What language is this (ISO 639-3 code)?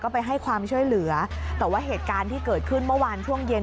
tha